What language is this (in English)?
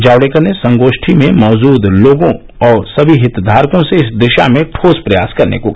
Hindi